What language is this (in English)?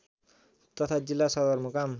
Nepali